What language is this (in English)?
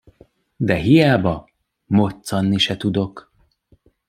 Hungarian